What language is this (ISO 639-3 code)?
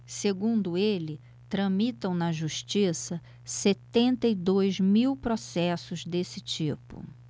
por